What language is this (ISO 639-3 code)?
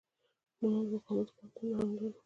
pus